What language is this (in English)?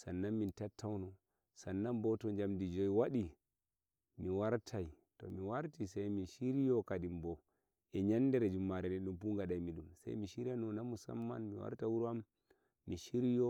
Nigerian Fulfulde